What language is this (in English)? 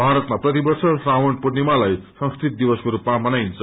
Nepali